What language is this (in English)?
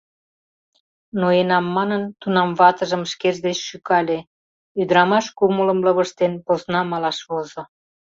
Mari